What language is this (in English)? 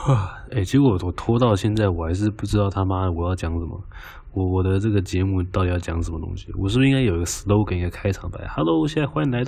Chinese